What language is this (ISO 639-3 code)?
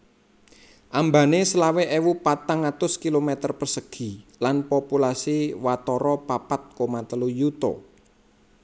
jav